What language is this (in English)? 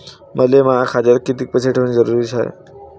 Marathi